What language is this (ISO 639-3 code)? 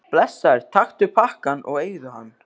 isl